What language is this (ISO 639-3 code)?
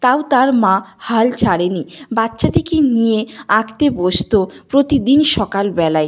ben